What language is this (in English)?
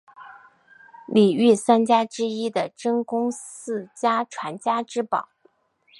Chinese